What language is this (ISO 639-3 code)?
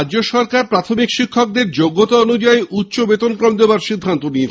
ben